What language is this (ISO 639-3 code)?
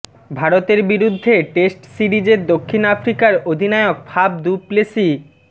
ben